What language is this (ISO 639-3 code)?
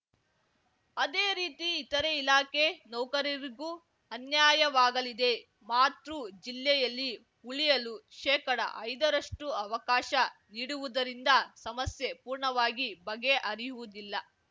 kan